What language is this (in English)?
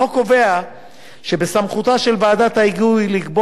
Hebrew